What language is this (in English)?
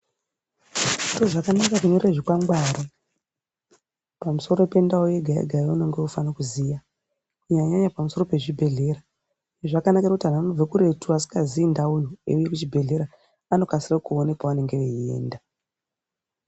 Ndau